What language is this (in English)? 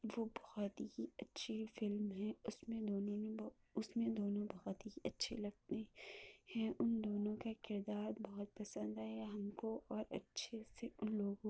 Urdu